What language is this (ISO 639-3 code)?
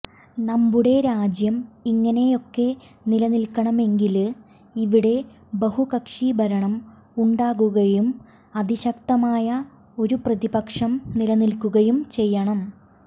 mal